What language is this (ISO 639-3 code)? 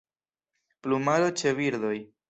epo